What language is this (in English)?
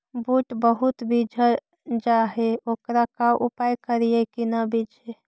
Magahi